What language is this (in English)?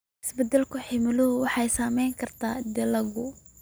Somali